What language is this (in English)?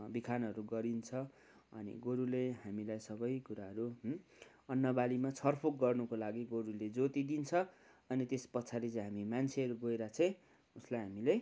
Nepali